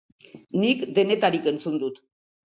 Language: Basque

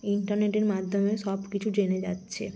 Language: Bangla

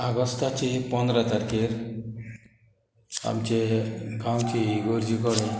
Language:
Konkani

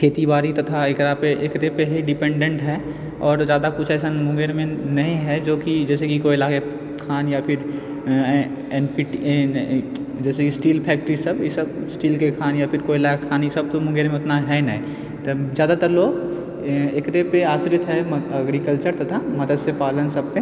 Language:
Maithili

